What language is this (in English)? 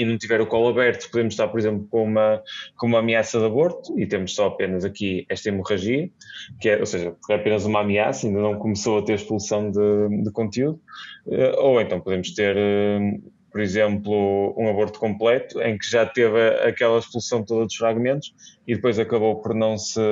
Portuguese